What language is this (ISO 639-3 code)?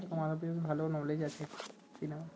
ben